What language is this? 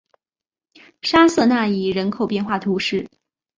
Chinese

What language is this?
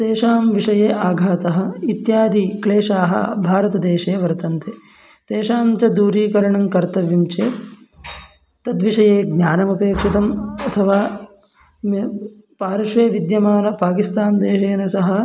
Sanskrit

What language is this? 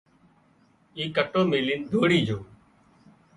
Wadiyara Koli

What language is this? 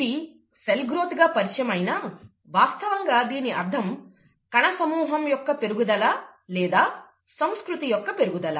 Telugu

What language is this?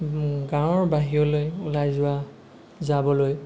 Assamese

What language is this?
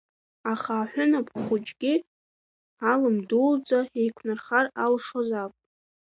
Abkhazian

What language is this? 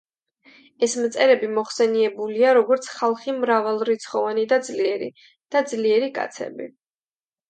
Georgian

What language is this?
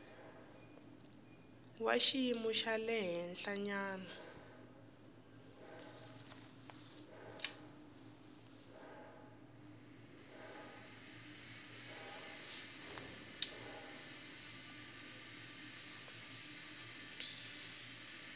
Tsonga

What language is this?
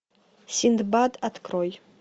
Russian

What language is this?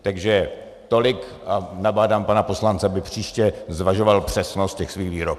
Czech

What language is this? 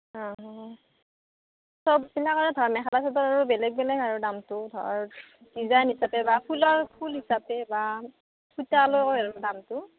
Assamese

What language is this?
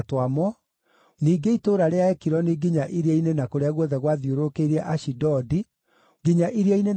Kikuyu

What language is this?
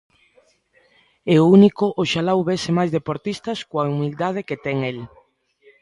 Galician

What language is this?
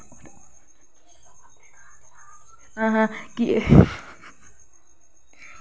Dogri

